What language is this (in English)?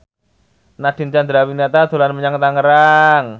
Javanese